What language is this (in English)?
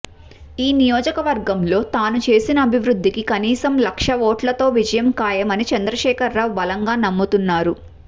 Telugu